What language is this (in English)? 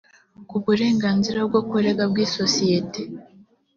Kinyarwanda